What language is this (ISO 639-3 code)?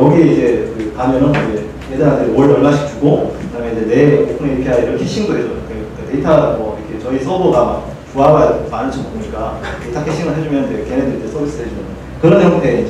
kor